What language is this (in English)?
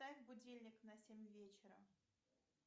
Russian